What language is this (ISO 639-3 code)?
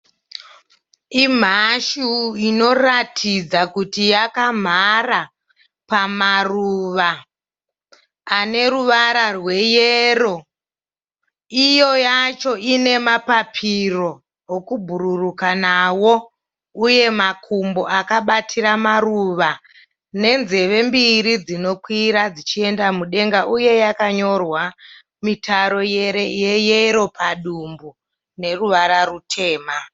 sna